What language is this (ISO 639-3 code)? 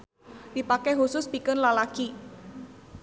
sun